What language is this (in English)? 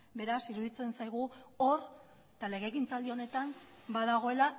Basque